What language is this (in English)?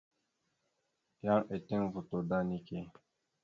Mada (Cameroon)